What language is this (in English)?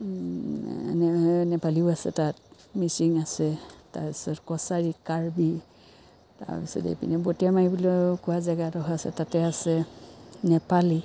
Assamese